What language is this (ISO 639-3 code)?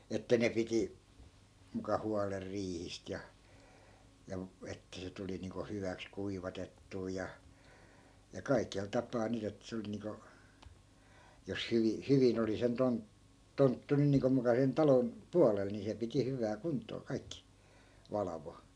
fin